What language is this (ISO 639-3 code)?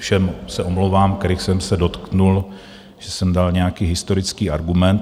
ces